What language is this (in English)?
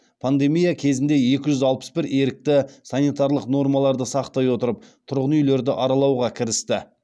Kazakh